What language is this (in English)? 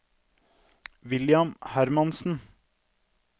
Norwegian